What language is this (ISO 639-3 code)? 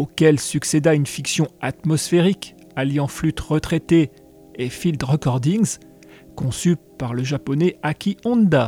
fra